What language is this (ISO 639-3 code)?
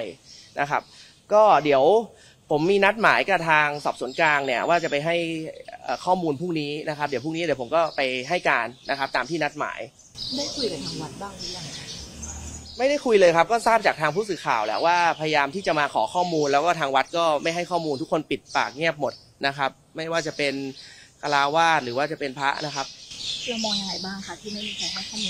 tha